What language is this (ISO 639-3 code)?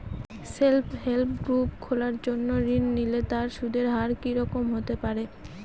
ben